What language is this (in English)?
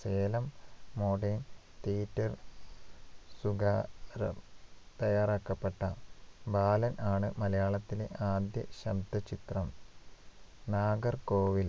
Malayalam